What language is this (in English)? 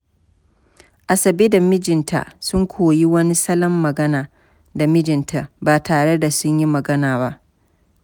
Hausa